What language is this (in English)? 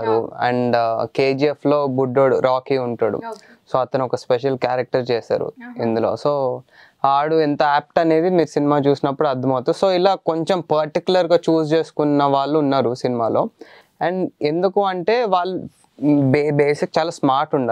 Telugu